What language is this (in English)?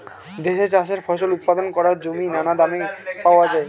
Bangla